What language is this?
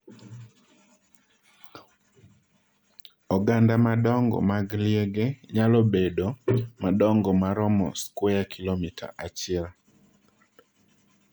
Luo (Kenya and Tanzania)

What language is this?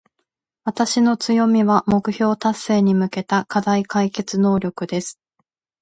Japanese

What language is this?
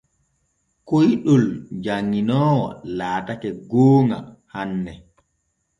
Borgu Fulfulde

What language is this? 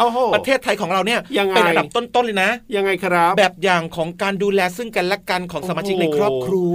Thai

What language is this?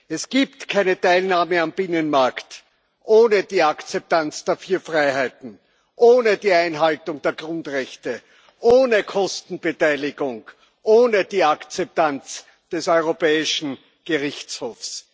German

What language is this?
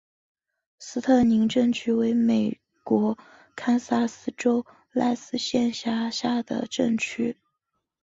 Chinese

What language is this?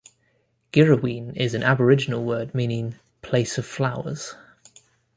English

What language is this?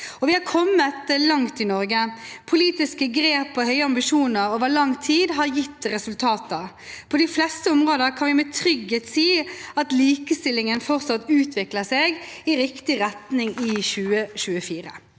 Norwegian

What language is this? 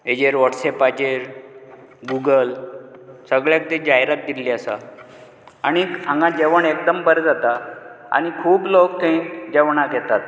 Konkani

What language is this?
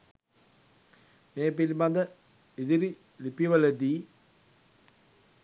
Sinhala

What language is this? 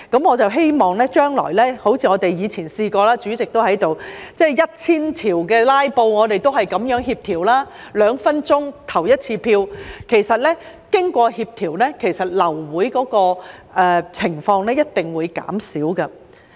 Cantonese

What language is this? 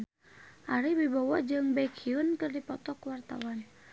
Sundanese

